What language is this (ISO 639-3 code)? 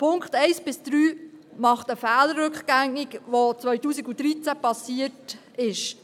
gsw